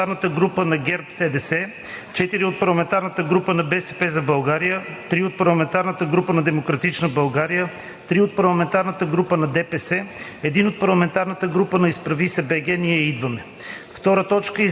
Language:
Bulgarian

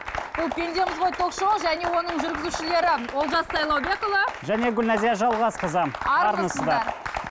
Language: Kazakh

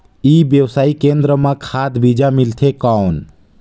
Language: Chhattisgarhi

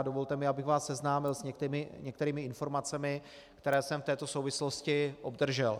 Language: Czech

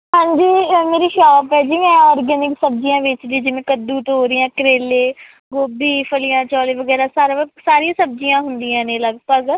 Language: Punjabi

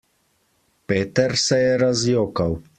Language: Slovenian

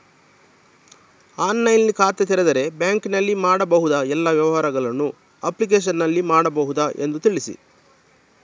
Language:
Kannada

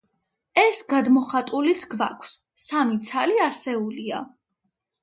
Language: Georgian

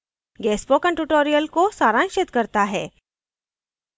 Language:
Hindi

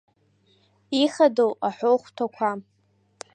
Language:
Abkhazian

